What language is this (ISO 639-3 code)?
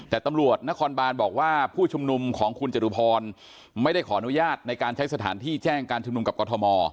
tha